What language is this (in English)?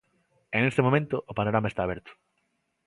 Galician